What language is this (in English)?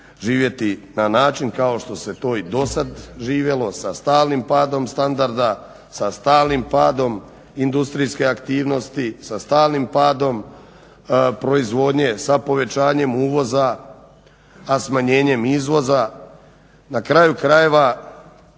Croatian